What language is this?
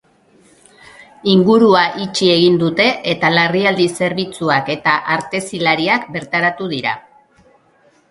Basque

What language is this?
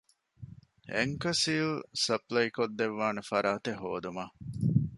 Divehi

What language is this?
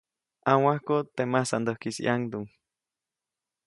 Copainalá Zoque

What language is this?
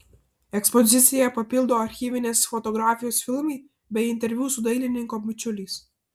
Lithuanian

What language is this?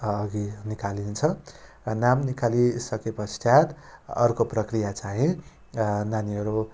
Nepali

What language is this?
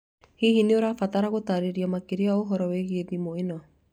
Kikuyu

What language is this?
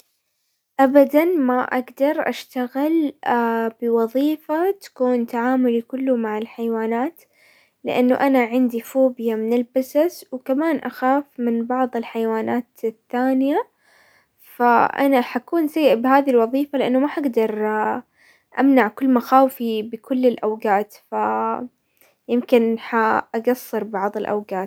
Hijazi Arabic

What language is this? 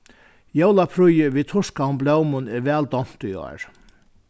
Faroese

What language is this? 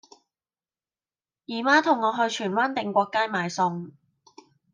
Cantonese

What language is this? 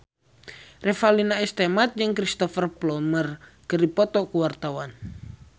Sundanese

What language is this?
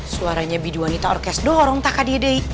Indonesian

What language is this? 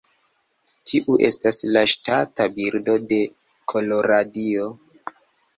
Esperanto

